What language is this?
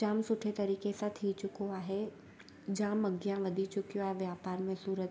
Sindhi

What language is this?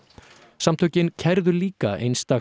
Icelandic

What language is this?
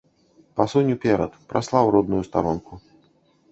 Belarusian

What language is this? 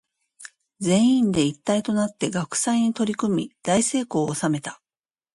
Japanese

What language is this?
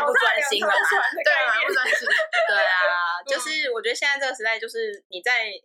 Chinese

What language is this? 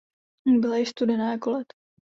Czech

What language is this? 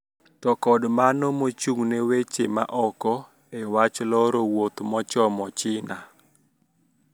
Luo (Kenya and Tanzania)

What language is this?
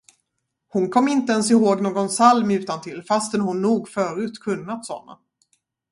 Swedish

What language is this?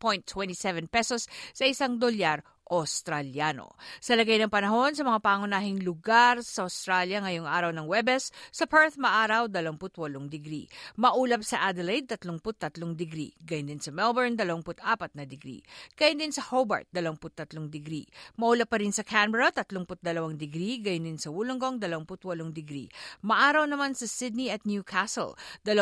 Filipino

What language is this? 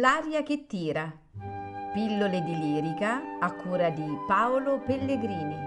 Italian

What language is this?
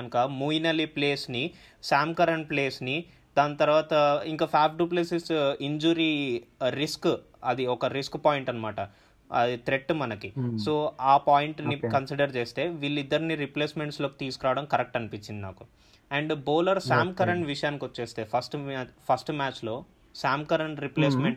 Telugu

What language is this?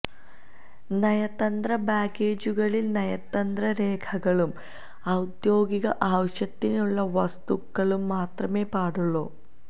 Malayalam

